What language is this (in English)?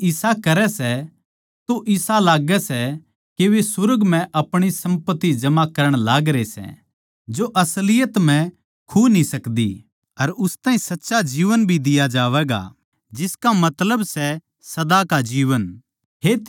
Haryanvi